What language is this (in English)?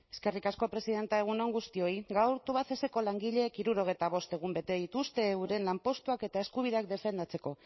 Basque